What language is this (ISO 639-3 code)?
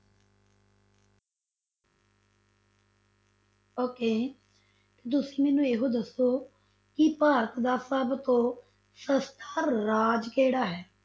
pan